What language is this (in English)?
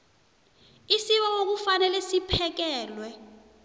South Ndebele